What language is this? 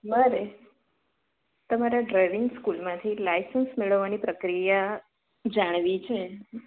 Gujarati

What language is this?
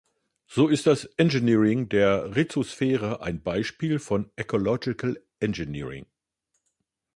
German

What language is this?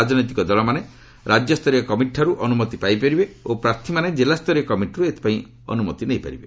Odia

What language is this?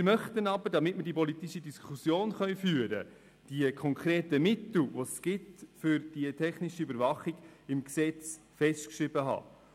Swiss German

